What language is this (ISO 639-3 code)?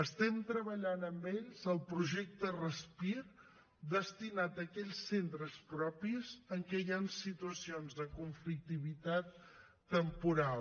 cat